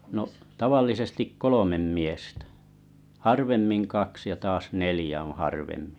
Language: Finnish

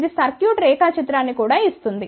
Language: Telugu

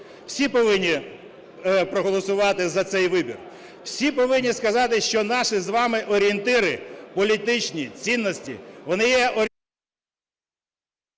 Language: Ukrainian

